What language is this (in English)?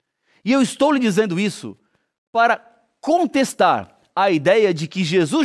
Portuguese